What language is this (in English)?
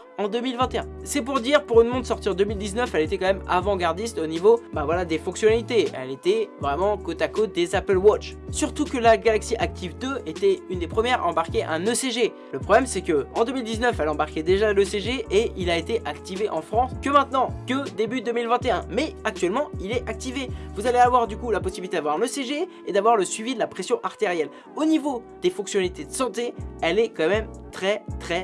French